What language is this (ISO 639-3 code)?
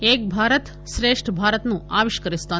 tel